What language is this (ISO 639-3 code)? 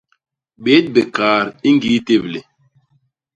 bas